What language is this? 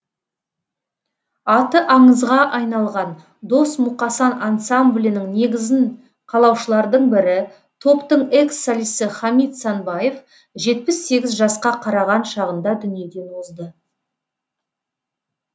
Kazakh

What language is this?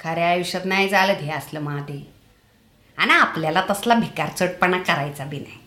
Marathi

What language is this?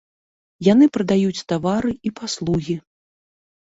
Belarusian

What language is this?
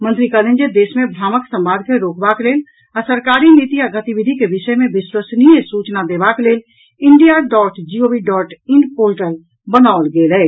Maithili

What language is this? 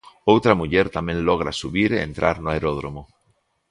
Galician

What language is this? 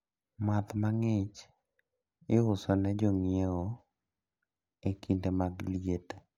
Luo (Kenya and Tanzania)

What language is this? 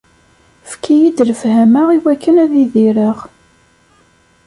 Kabyle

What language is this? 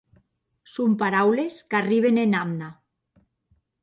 Occitan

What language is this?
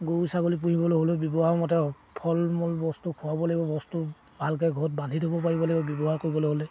Assamese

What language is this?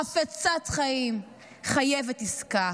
Hebrew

